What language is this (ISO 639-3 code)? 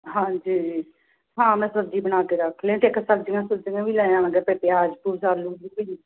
pan